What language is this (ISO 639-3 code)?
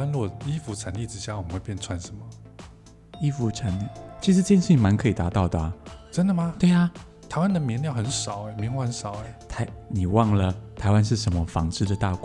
zho